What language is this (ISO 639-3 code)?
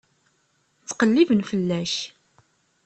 kab